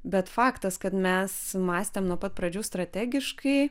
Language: Lithuanian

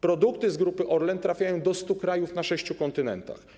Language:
Polish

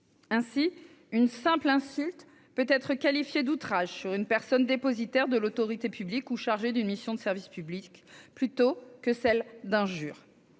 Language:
French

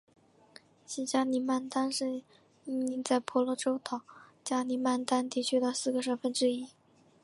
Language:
Chinese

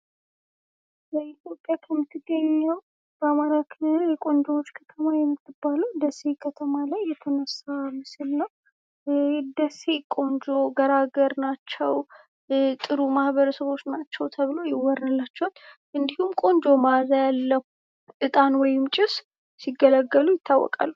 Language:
Amharic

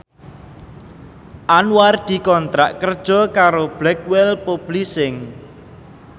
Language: Javanese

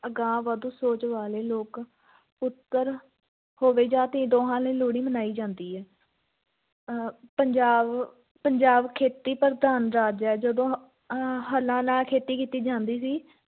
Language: Punjabi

